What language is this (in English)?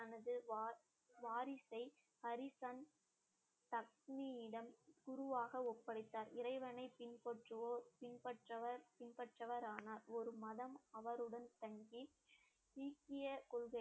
Tamil